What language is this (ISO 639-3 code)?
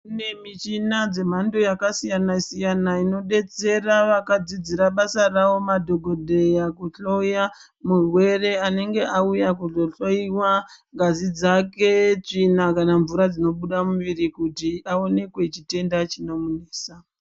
ndc